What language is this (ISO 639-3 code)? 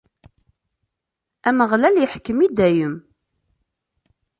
kab